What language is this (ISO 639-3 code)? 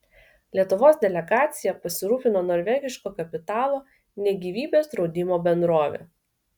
lit